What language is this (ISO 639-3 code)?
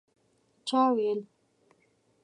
pus